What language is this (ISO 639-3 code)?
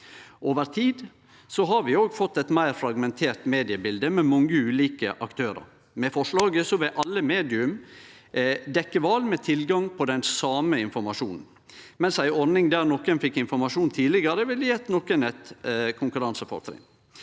nor